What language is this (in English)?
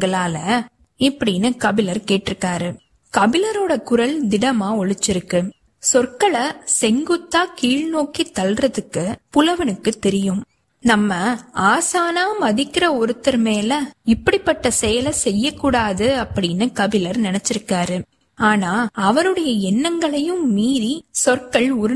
Tamil